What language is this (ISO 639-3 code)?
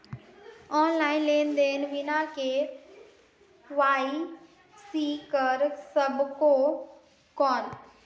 hne